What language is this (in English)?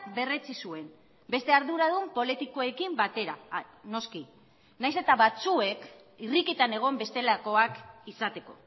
Basque